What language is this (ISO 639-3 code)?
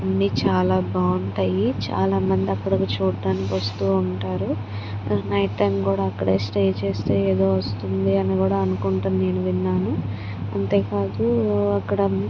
tel